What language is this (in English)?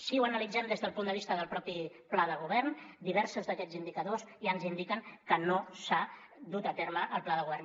Catalan